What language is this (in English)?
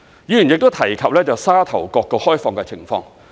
Cantonese